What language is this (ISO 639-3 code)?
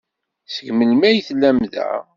kab